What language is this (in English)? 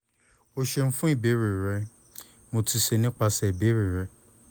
Yoruba